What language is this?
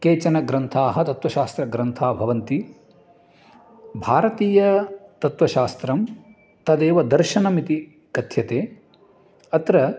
Sanskrit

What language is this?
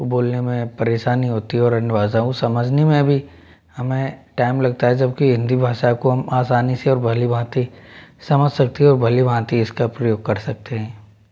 Hindi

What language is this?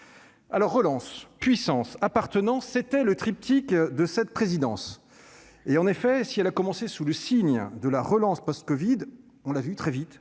French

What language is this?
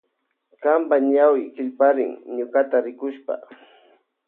Loja Highland Quichua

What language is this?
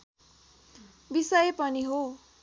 Nepali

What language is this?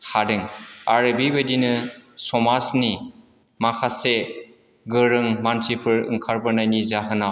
Bodo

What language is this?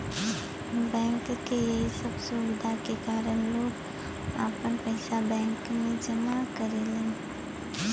Bhojpuri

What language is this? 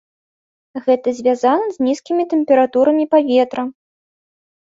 Belarusian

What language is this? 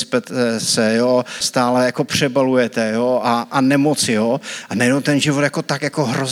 Czech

